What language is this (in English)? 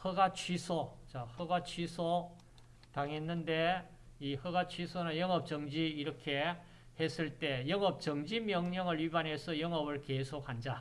Korean